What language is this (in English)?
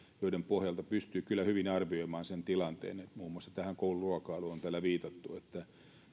Finnish